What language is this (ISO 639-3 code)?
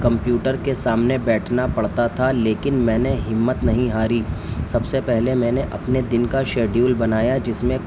urd